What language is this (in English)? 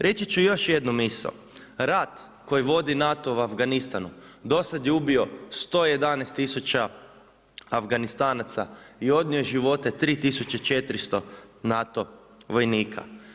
Croatian